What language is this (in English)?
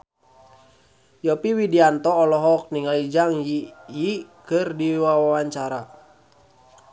Sundanese